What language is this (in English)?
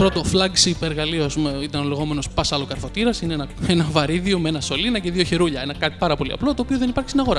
Greek